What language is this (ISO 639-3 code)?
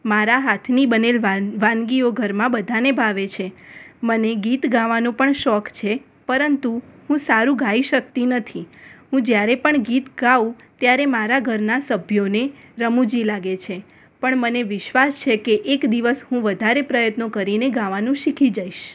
guj